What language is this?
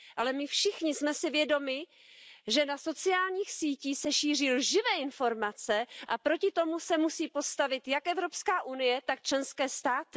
Czech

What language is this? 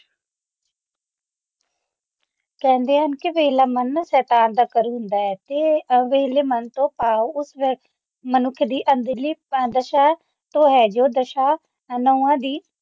Punjabi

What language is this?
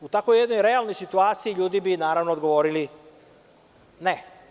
Serbian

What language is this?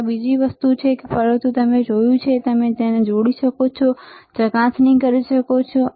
Gujarati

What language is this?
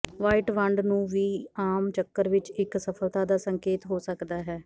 Punjabi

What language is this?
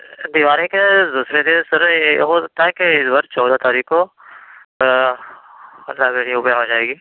Urdu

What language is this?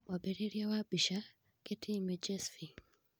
Kikuyu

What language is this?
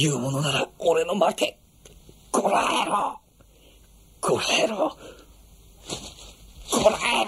Japanese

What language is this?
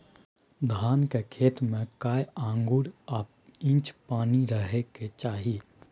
Maithili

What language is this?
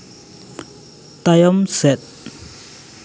Santali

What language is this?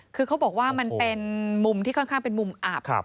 Thai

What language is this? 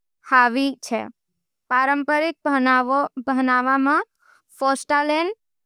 Nimadi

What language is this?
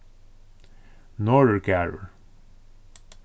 Faroese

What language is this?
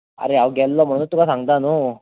Konkani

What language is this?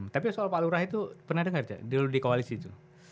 Indonesian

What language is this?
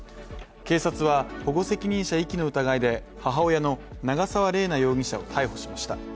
Japanese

